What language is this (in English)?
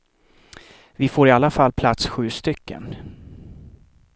Swedish